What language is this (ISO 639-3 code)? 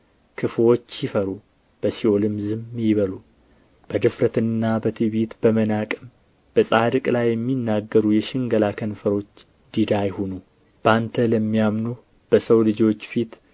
amh